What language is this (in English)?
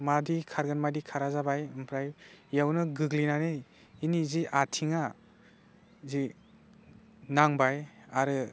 Bodo